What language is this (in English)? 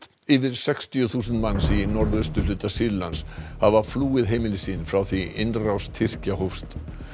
Icelandic